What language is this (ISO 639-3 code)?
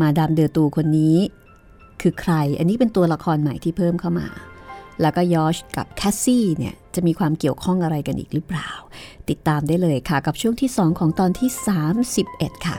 tha